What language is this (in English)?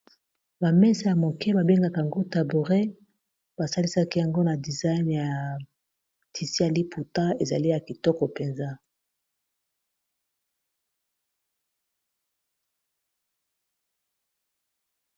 Lingala